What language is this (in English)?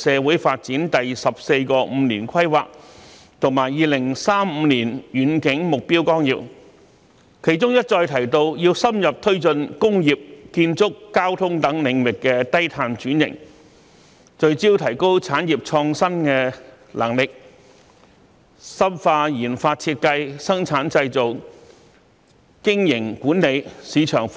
Cantonese